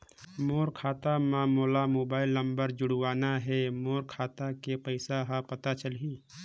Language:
Chhattisgarhi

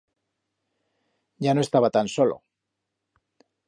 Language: Aragonese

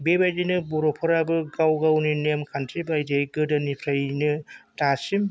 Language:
Bodo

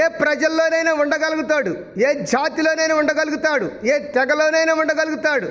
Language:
Telugu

